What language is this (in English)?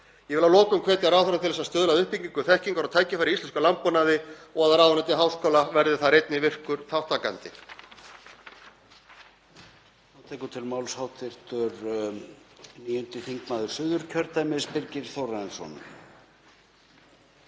Icelandic